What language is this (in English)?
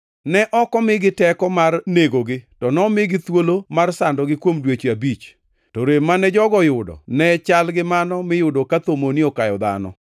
Luo (Kenya and Tanzania)